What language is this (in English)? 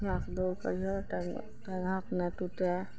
Maithili